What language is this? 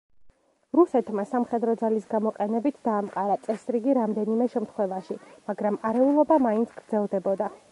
Georgian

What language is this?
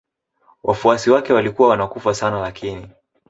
Swahili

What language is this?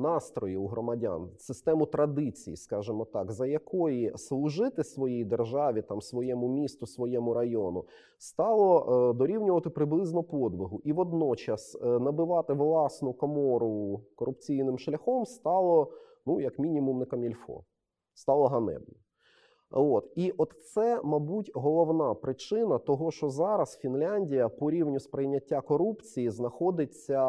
Ukrainian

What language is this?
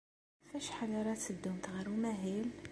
Kabyle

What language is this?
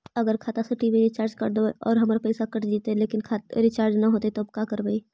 Magahi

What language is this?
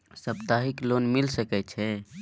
Maithili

